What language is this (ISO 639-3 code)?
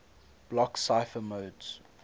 eng